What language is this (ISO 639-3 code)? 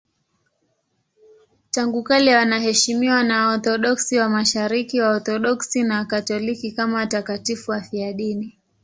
swa